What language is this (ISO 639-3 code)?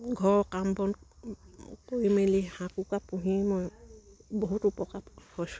asm